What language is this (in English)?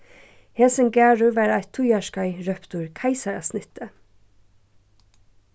Faroese